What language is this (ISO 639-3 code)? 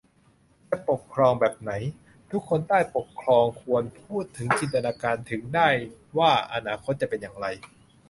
tha